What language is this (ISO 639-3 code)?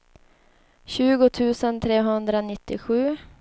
swe